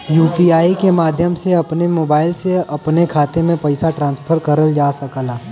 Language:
Bhojpuri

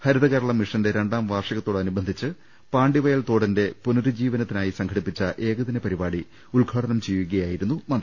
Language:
Malayalam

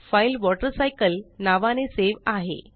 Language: Marathi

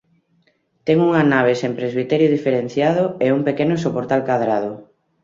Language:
Galician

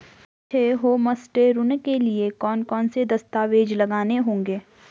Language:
Hindi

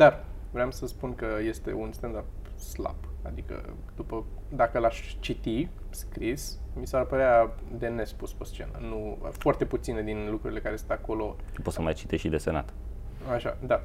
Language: Romanian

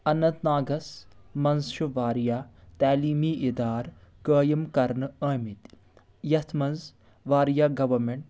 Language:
Kashmiri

